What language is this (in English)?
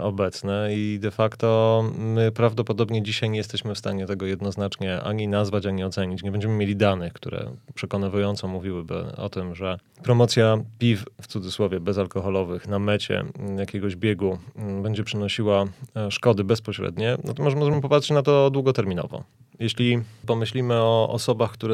Polish